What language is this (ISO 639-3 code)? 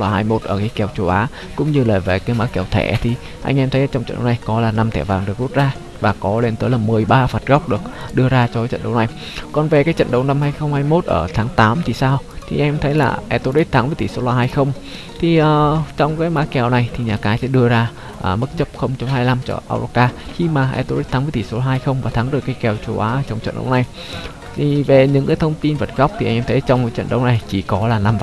vie